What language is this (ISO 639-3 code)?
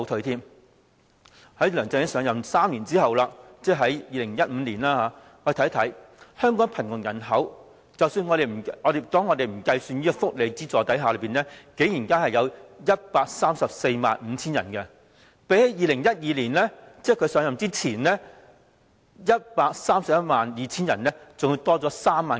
yue